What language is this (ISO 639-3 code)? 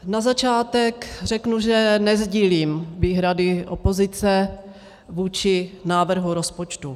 ces